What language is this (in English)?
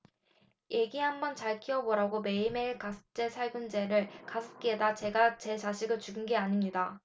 Korean